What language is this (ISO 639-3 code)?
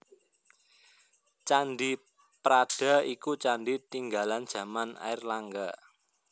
jav